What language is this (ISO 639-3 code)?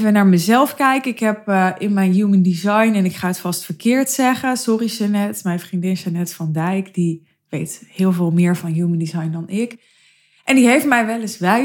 nld